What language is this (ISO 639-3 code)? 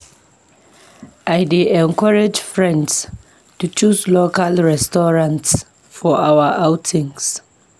pcm